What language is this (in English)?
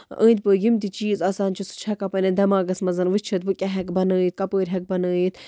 Kashmiri